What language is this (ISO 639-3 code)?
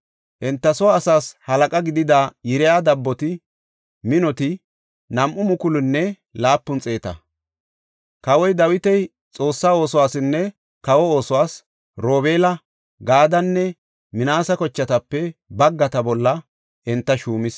gof